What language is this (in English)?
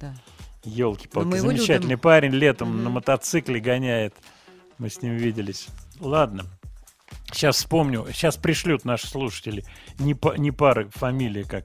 Russian